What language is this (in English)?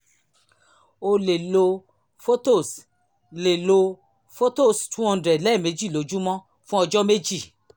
Yoruba